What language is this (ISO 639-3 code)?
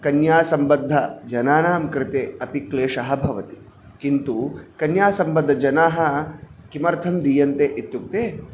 san